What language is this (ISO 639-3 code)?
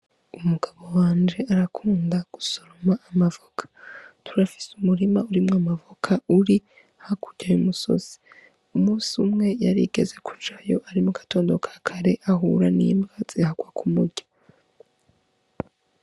run